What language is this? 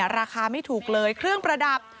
Thai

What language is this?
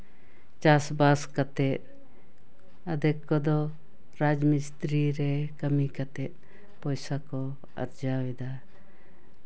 Santali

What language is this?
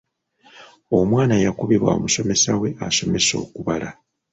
Ganda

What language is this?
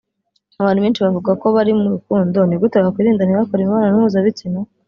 Kinyarwanda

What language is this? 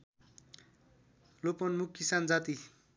Nepali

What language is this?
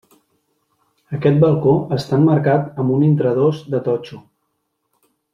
Catalan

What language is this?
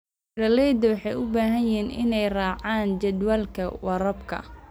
Somali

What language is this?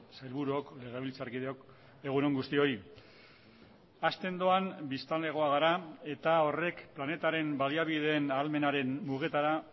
Basque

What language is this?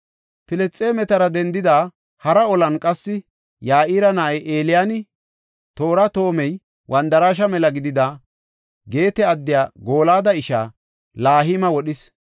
Gofa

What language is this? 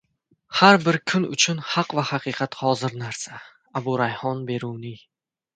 Uzbek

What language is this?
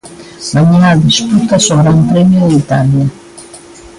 Galician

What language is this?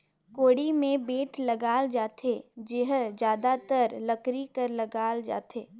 Chhattisgarhi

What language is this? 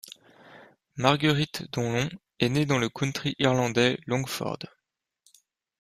French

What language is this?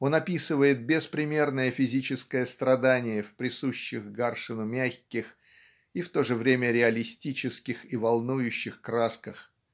Russian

